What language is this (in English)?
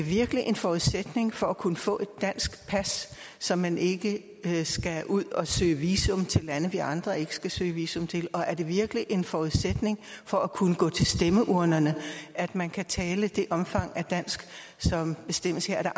Danish